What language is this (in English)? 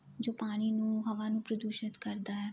Punjabi